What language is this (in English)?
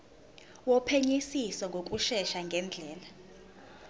Zulu